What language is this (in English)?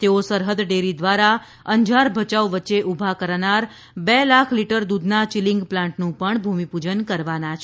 Gujarati